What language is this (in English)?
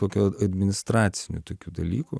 Lithuanian